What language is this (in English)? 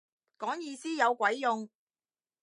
Cantonese